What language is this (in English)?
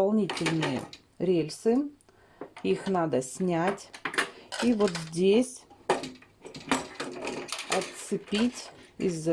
Russian